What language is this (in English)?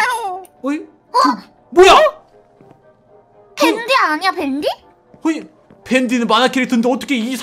Korean